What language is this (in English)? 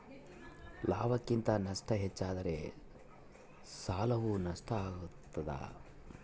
Kannada